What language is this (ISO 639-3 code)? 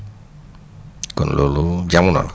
wol